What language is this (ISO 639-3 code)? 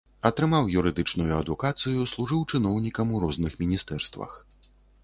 bel